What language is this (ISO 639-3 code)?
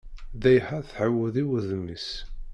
kab